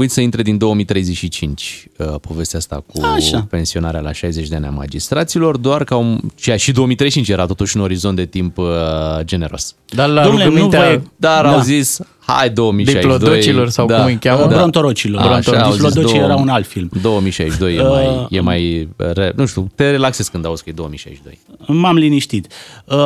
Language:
Romanian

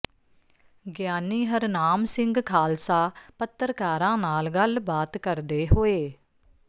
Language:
Punjabi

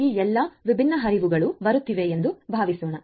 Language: Kannada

